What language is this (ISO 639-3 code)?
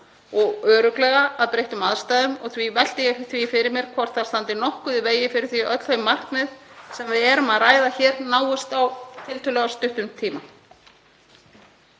isl